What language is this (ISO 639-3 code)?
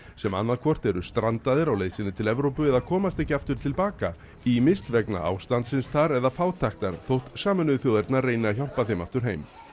isl